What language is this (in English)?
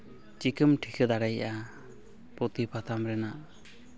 Santali